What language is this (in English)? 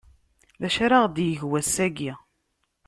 Kabyle